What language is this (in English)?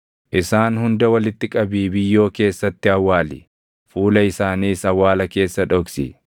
Oromo